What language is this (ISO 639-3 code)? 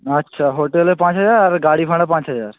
ben